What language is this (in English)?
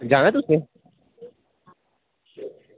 Dogri